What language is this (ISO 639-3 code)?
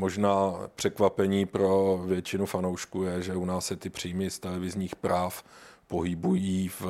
ces